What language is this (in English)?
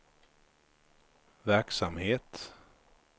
Swedish